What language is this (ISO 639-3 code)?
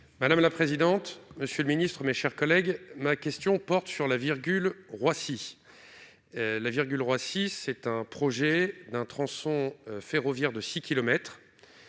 fra